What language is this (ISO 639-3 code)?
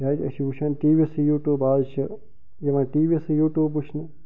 kas